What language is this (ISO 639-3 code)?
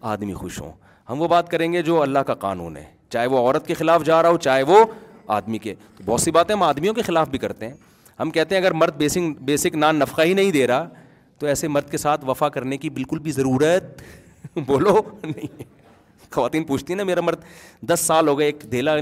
urd